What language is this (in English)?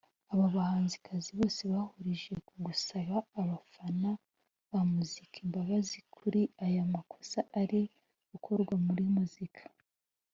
Kinyarwanda